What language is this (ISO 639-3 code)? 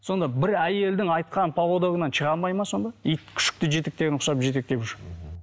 kaz